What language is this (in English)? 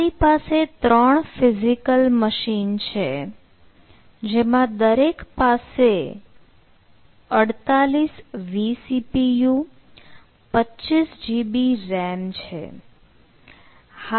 Gujarati